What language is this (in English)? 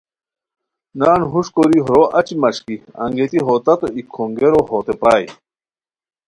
Khowar